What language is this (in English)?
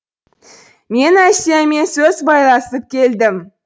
Kazakh